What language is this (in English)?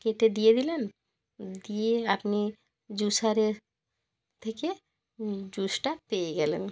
Bangla